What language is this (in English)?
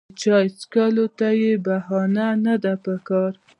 Pashto